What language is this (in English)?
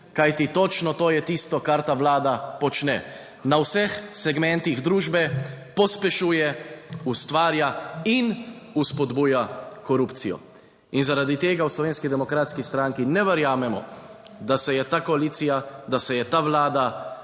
Slovenian